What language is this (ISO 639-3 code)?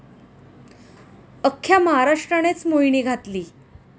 mar